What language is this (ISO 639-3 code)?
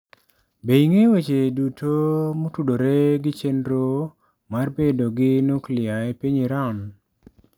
luo